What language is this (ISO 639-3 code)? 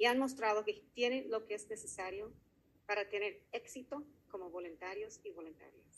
spa